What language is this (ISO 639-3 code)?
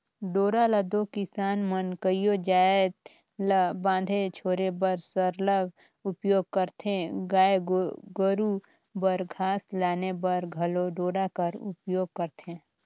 hne